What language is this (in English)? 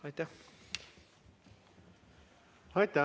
Estonian